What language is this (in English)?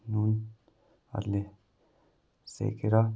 Nepali